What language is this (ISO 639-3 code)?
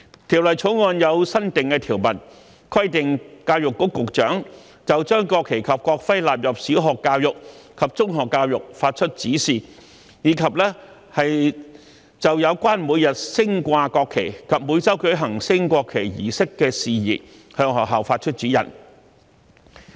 yue